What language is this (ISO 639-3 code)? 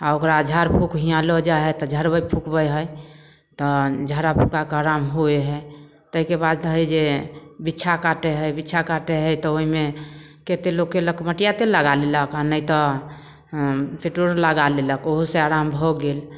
mai